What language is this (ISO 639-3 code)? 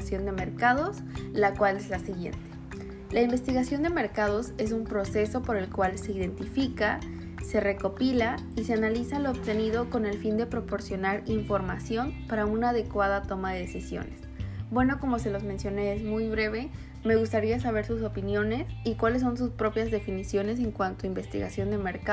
spa